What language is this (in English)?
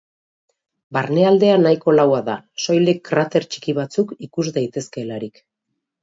Basque